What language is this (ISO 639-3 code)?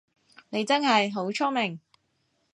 yue